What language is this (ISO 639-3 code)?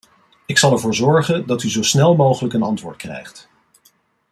nld